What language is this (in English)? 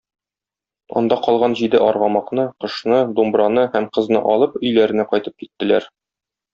Tatar